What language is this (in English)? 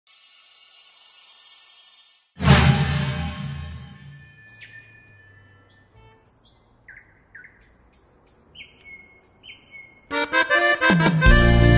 Spanish